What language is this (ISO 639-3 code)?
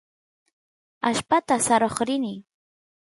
qus